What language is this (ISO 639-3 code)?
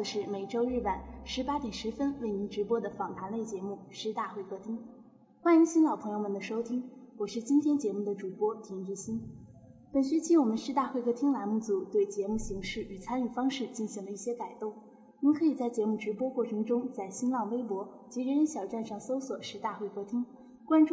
zho